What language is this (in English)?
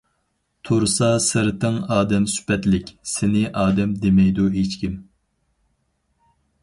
Uyghur